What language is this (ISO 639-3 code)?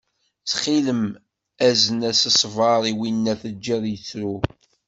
kab